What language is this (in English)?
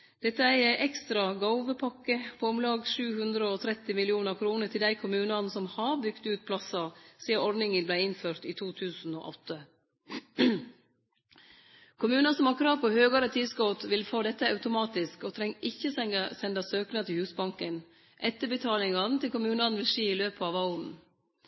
Norwegian Nynorsk